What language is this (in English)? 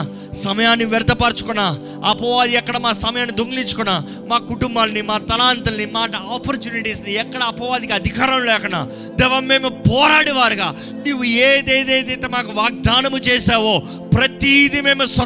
Telugu